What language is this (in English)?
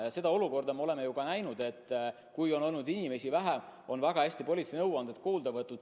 Estonian